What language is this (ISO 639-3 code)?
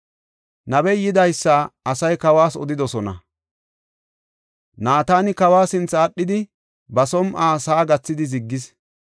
gof